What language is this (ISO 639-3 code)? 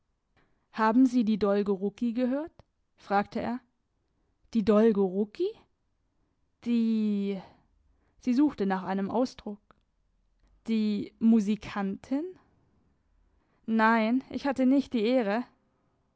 deu